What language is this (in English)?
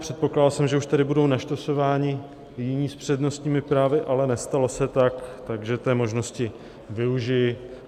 Czech